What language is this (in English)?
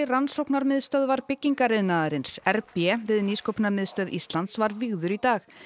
Icelandic